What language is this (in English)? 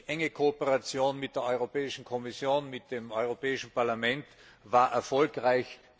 German